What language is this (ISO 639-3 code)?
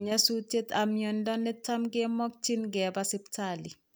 kln